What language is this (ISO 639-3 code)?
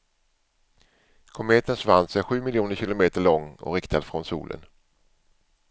swe